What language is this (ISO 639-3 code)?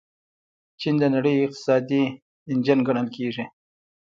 pus